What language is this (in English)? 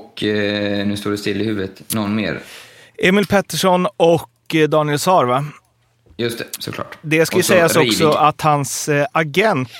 Swedish